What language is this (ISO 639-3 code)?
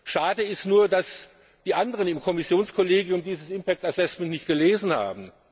deu